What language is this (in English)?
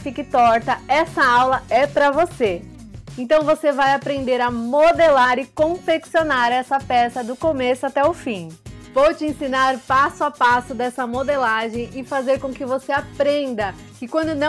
Portuguese